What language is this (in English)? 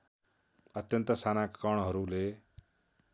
Nepali